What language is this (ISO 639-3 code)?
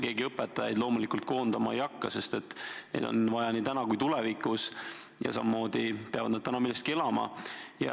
est